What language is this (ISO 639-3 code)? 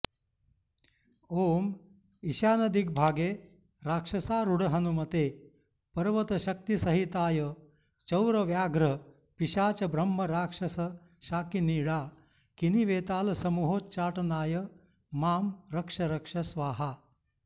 san